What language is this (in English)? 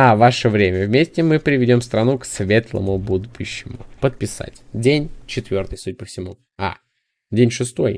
Russian